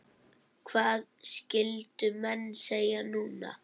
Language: Icelandic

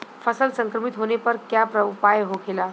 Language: Bhojpuri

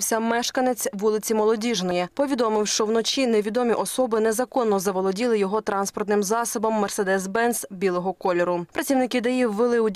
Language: Ukrainian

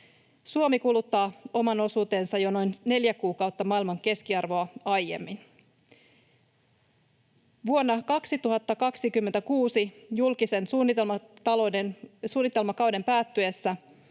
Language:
Finnish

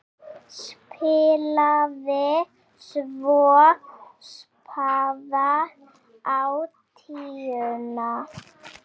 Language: Icelandic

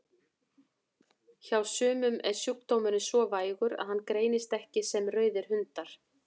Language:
Icelandic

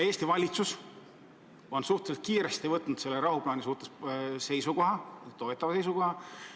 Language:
Estonian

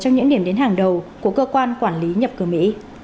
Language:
Vietnamese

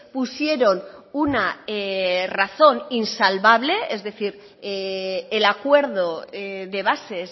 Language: Spanish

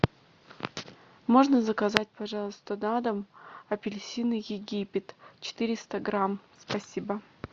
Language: Russian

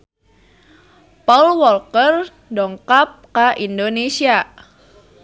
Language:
Sundanese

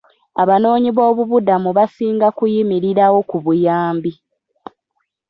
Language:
Ganda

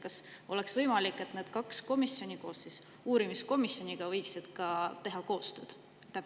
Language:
Estonian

